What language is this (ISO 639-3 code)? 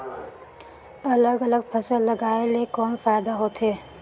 hne